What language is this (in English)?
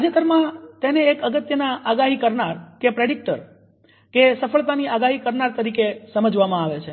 Gujarati